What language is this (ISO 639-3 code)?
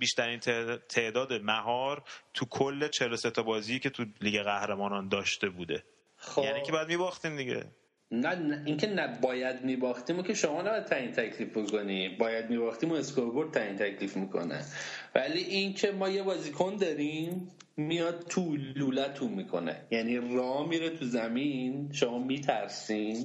fas